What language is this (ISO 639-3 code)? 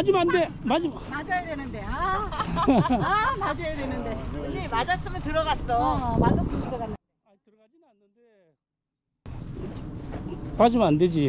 kor